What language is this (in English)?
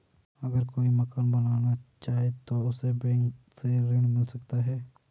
Hindi